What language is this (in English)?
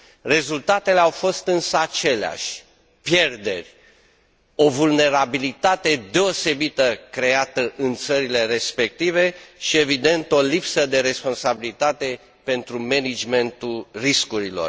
Romanian